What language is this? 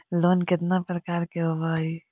Magahi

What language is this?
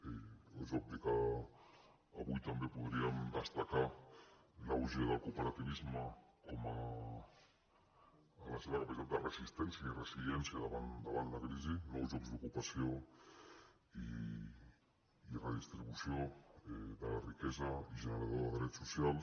Catalan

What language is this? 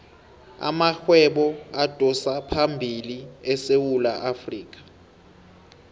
South Ndebele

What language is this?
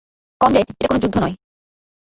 Bangla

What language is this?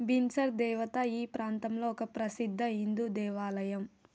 Telugu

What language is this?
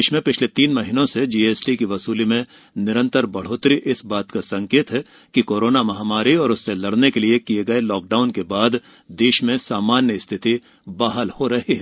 Hindi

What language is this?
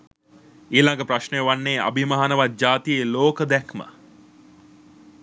Sinhala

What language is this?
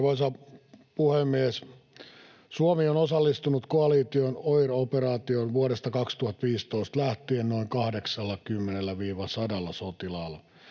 Finnish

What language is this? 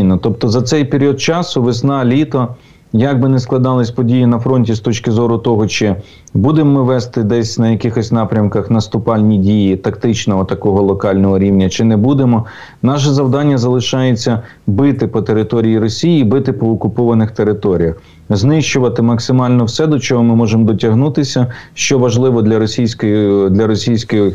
Ukrainian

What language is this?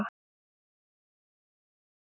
Icelandic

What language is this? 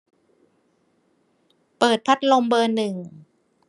Thai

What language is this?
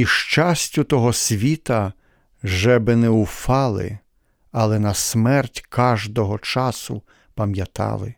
Ukrainian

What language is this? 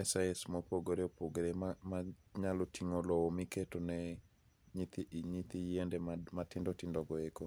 Luo (Kenya and Tanzania)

